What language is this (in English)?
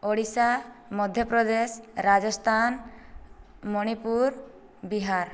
Odia